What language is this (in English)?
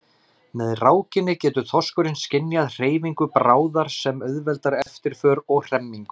Icelandic